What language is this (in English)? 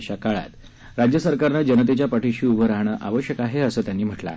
Marathi